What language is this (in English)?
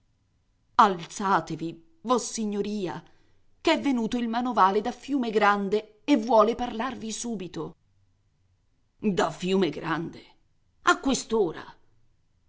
Italian